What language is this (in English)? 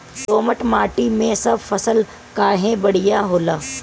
Bhojpuri